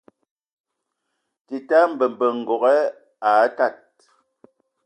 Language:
Ewondo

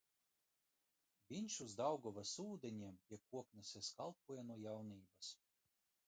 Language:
Latvian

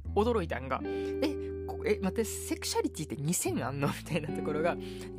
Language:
Japanese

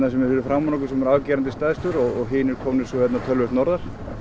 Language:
Icelandic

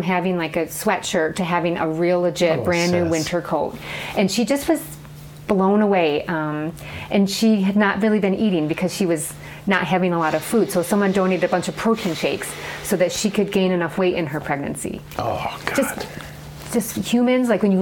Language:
English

